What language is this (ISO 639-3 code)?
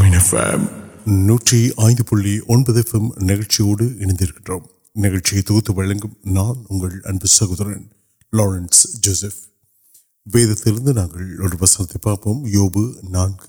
urd